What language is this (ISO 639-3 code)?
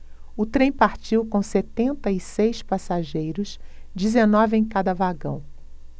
por